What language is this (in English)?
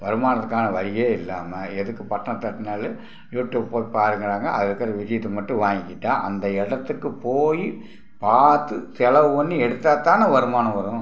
Tamil